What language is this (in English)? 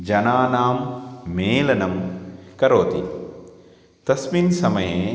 Sanskrit